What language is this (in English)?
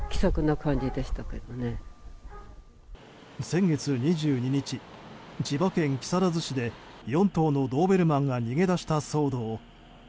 Japanese